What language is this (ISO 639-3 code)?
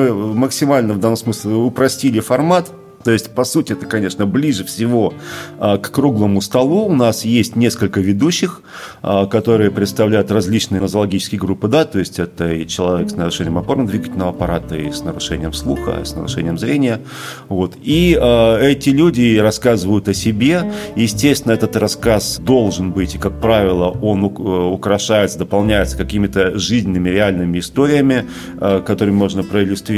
rus